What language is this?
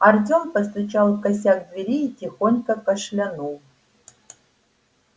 Russian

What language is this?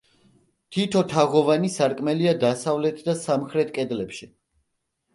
Georgian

